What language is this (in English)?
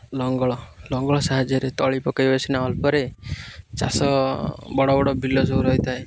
Odia